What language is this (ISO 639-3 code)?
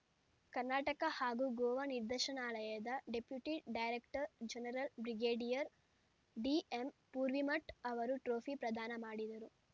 kan